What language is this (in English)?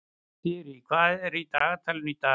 Icelandic